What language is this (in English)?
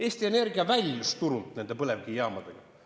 Estonian